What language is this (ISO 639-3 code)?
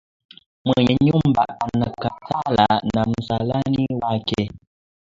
swa